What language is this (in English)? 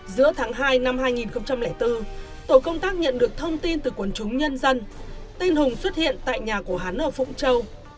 Vietnamese